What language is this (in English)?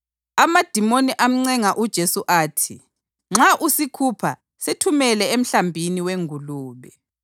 North Ndebele